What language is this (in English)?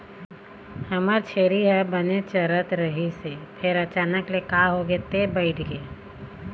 Chhattisgarhi